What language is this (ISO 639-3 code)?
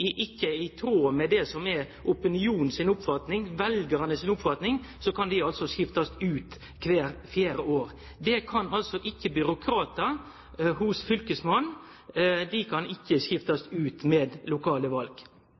nno